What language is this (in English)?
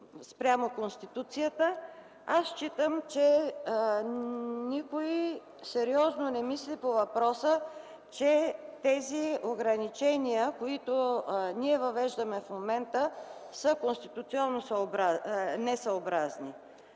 Bulgarian